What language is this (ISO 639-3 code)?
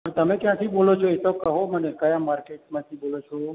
guj